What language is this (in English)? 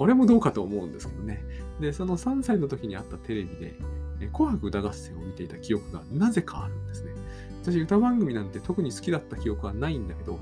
Japanese